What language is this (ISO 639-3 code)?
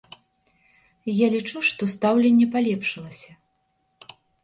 bel